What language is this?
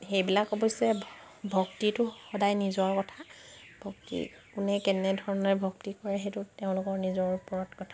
Assamese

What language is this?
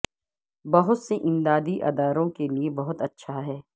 Urdu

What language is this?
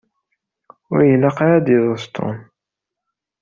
Kabyle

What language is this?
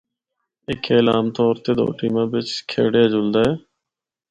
Northern Hindko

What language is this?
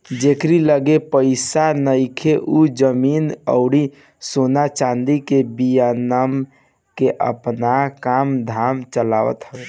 Bhojpuri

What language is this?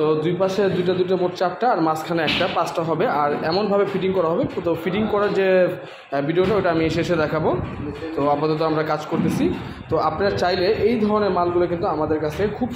Arabic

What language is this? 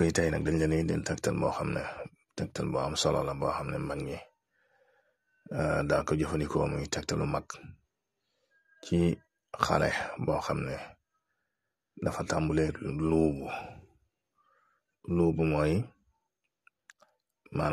Arabic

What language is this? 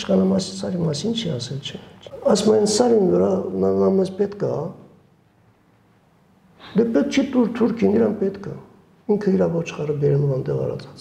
Romanian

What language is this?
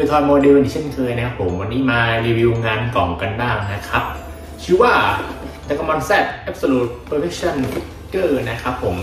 Thai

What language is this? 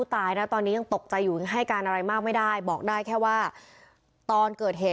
Thai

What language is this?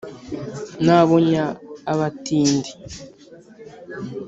Kinyarwanda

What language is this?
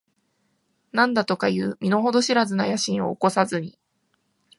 Japanese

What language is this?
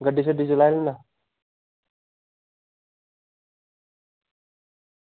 Dogri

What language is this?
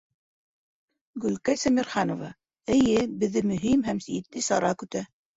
Bashkir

